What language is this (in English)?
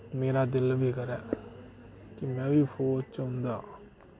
Dogri